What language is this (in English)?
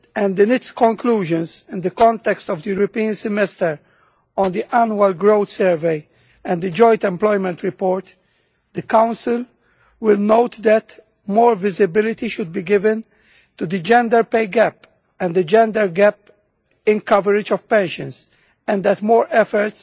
English